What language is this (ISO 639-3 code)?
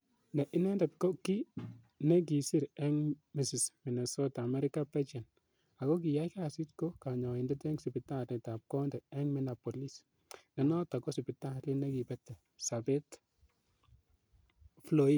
kln